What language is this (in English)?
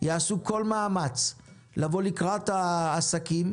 Hebrew